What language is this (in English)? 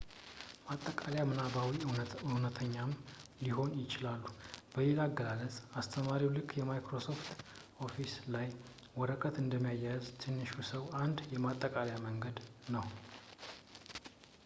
Amharic